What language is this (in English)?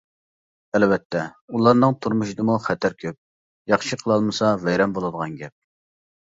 Uyghur